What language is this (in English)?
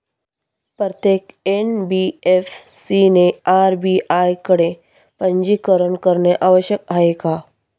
Marathi